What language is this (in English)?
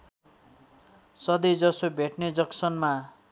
Nepali